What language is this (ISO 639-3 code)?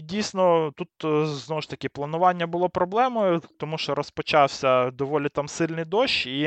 ukr